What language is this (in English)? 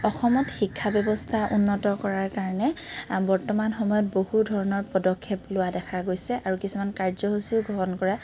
Assamese